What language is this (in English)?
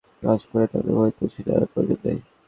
Bangla